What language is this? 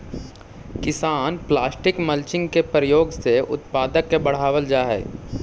Magahi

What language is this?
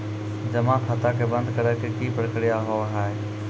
Maithili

